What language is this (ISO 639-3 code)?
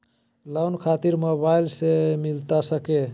mag